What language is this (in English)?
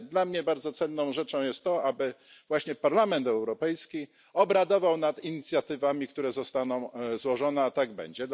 Polish